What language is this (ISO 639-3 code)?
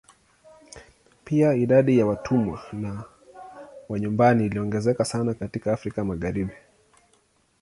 swa